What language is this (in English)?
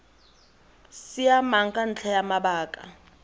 Tswana